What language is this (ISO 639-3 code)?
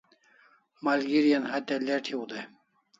kls